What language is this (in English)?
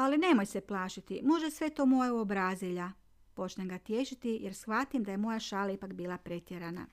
Croatian